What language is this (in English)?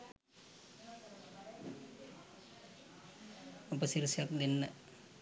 Sinhala